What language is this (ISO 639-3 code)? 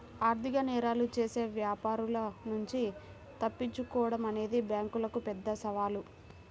tel